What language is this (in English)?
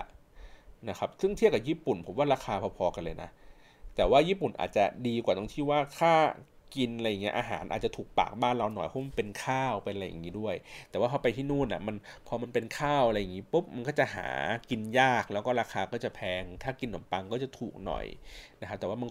Thai